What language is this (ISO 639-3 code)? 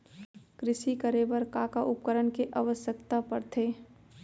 hne